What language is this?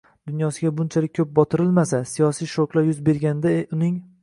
Uzbek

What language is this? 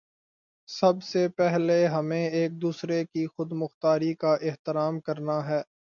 Urdu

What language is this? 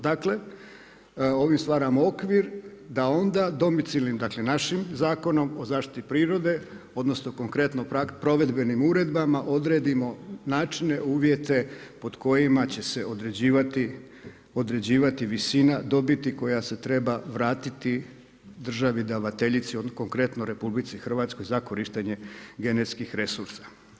Croatian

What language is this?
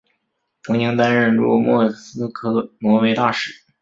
Chinese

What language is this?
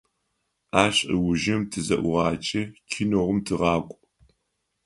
Adyghe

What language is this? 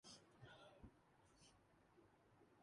Urdu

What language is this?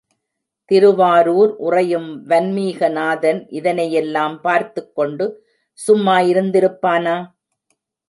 Tamil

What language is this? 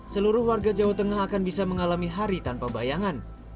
Indonesian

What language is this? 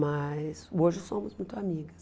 Portuguese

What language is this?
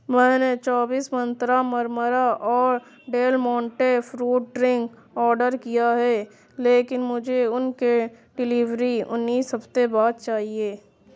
Urdu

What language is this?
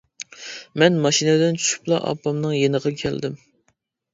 Uyghur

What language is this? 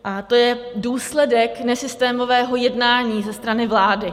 Czech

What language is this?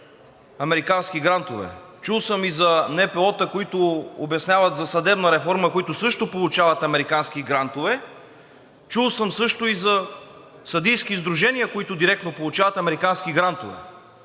Bulgarian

